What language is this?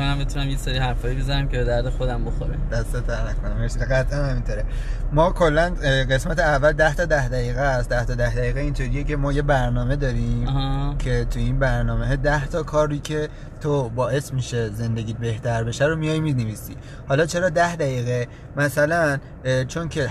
Persian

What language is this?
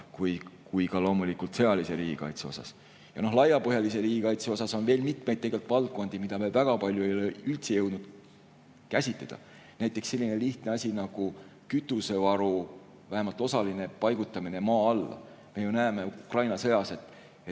Estonian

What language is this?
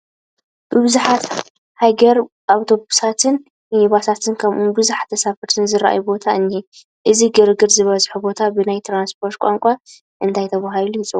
Tigrinya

